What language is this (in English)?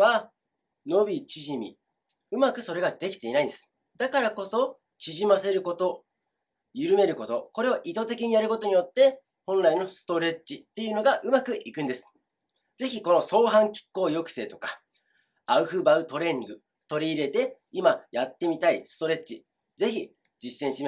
Japanese